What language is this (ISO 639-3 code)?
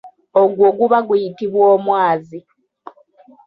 lug